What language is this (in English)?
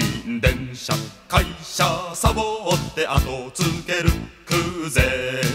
Japanese